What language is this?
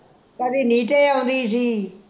Punjabi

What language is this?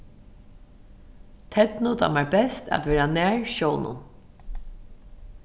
Faroese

